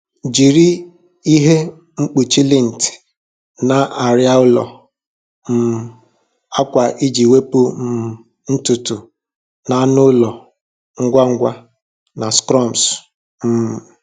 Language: Igbo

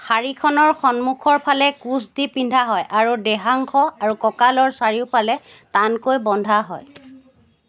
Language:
Assamese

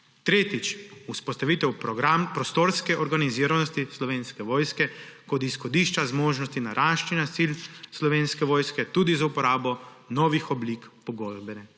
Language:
Slovenian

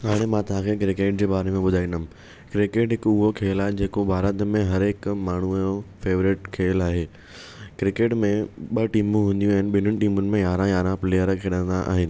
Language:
Sindhi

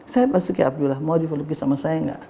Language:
Indonesian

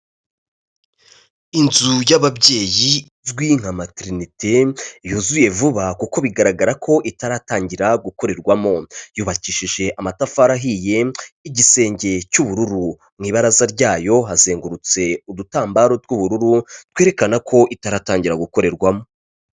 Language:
Kinyarwanda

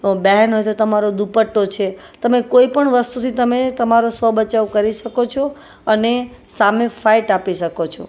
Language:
Gujarati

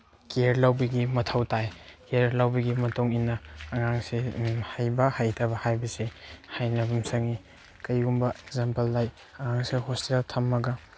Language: Manipuri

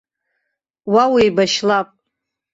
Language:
Abkhazian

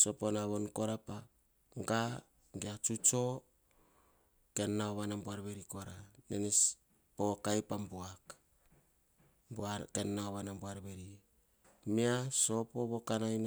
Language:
Hahon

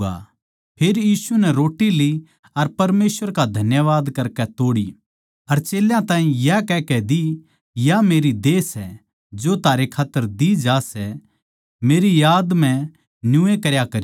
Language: Haryanvi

